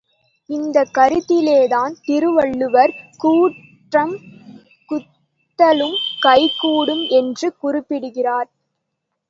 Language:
Tamil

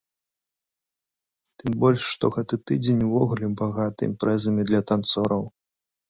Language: Belarusian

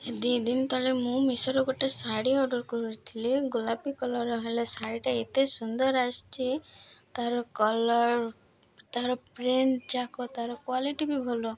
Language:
Odia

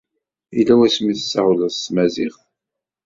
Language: Kabyle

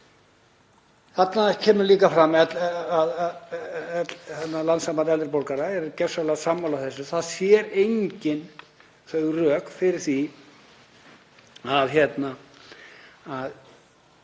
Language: Icelandic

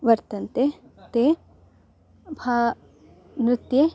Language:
Sanskrit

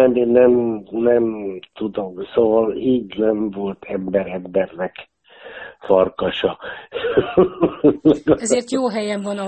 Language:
Hungarian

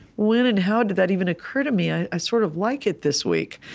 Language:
English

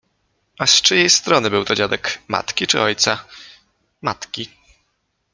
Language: Polish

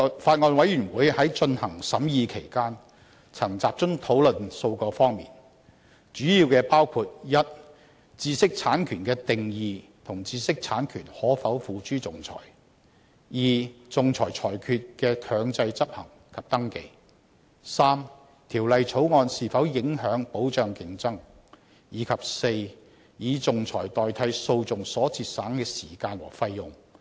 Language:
Cantonese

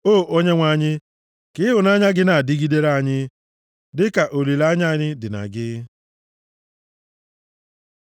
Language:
Igbo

